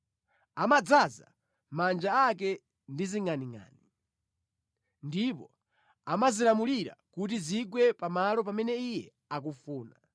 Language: Nyanja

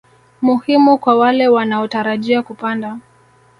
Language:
Swahili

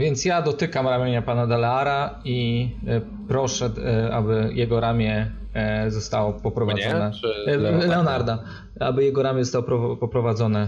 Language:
Polish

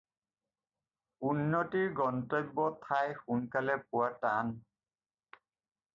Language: Assamese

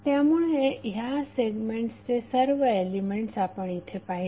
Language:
Marathi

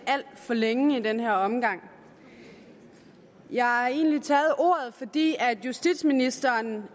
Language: Danish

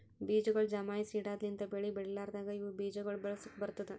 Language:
Kannada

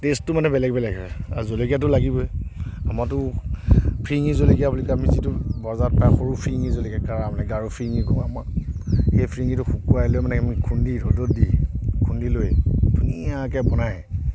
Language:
Assamese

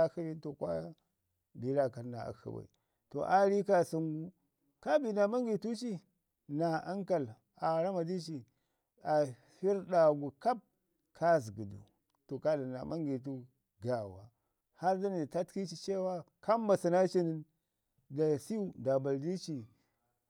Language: Ngizim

